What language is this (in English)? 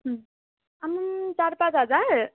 Nepali